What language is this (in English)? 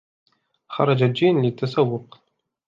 Arabic